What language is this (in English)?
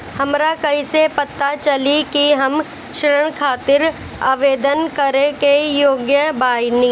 Bhojpuri